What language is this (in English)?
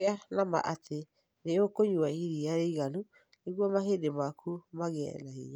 Kikuyu